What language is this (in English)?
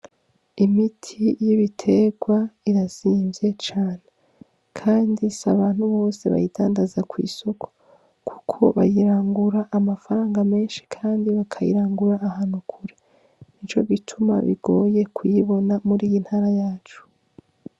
Rundi